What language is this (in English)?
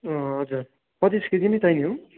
Nepali